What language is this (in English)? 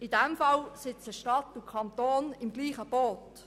Swiss German